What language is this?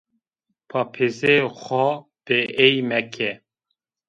Zaza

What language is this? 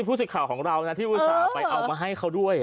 Thai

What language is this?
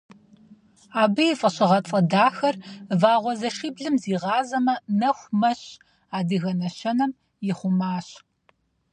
Kabardian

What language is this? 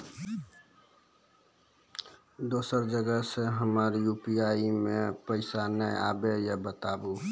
Maithili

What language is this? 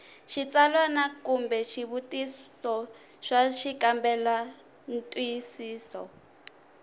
Tsonga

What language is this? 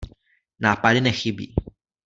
Czech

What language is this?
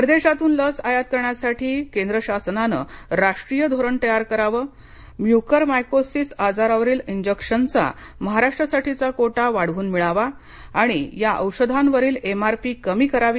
Marathi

